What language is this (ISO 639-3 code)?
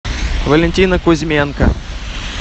rus